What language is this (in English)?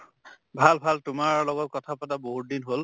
Assamese